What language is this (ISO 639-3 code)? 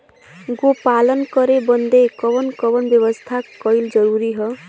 bho